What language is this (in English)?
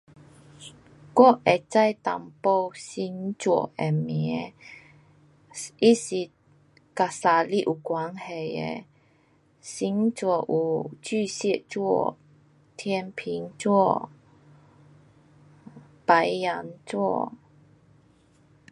Pu-Xian Chinese